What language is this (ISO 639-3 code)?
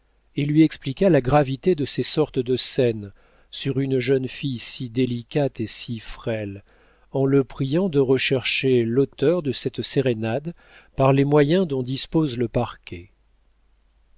fra